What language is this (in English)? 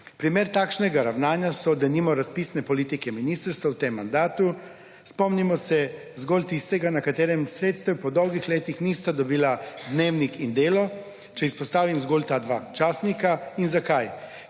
Slovenian